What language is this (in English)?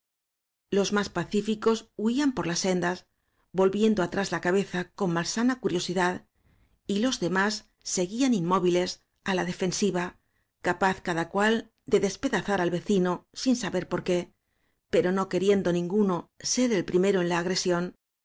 Spanish